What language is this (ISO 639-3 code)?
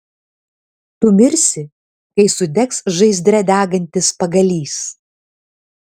lit